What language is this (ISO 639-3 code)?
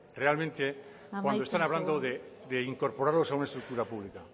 spa